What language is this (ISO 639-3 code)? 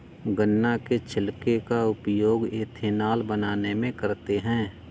hin